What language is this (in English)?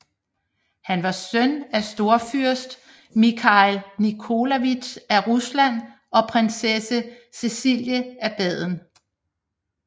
Danish